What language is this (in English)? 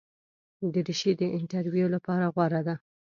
Pashto